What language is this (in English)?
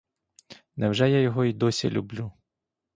Ukrainian